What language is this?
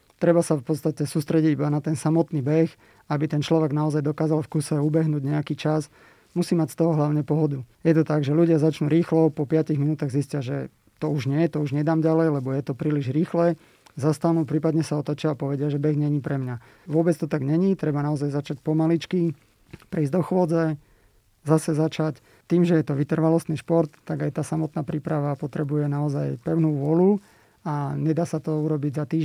Slovak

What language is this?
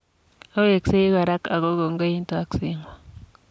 Kalenjin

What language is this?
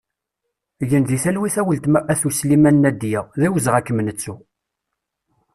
Kabyle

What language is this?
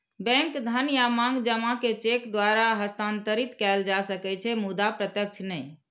Maithili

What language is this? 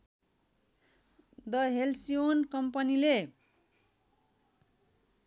Nepali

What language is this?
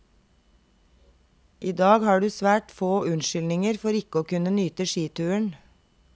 Norwegian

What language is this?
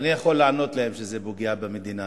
Hebrew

